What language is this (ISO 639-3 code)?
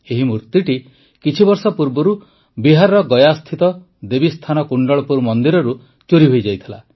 ori